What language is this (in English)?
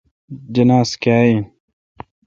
Kalkoti